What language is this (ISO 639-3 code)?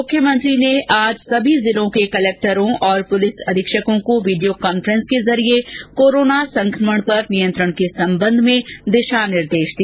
hin